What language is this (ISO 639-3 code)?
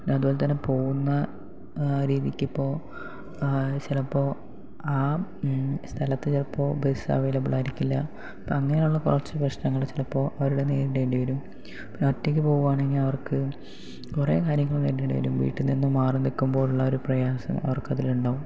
mal